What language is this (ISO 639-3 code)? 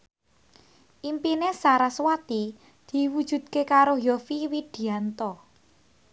jav